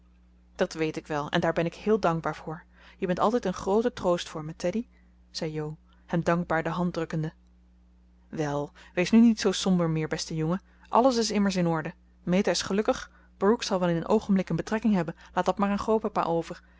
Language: Dutch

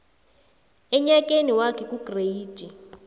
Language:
South Ndebele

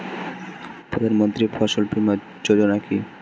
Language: Bangla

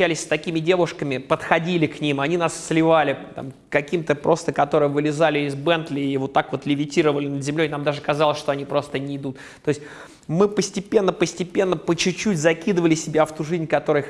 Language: Russian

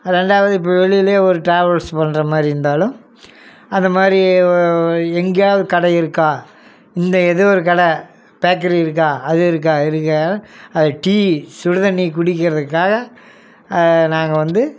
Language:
Tamil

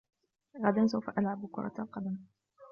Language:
Arabic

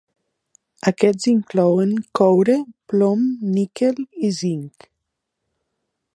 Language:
Catalan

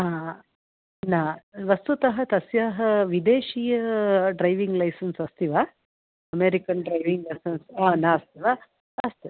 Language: Sanskrit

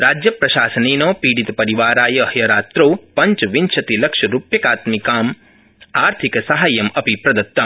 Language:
Sanskrit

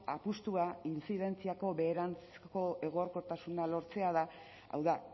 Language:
Basque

